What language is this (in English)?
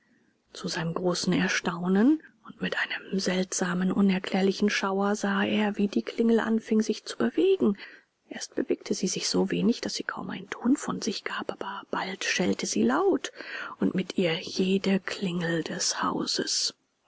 German